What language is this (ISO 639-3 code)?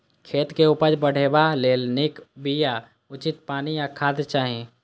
mai